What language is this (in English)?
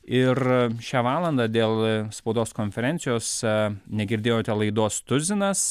Lithuanian